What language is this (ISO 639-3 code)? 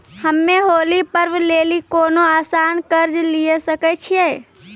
mai